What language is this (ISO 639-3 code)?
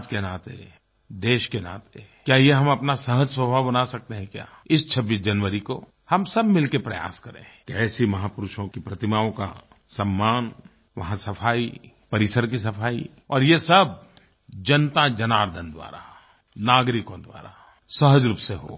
hin